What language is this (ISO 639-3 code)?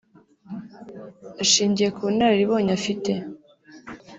kin